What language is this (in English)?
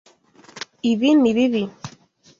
Kinyarwanda